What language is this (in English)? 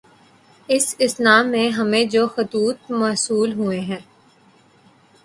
Urdu